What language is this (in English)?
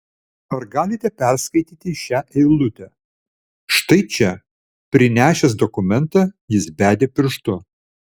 Lithuanian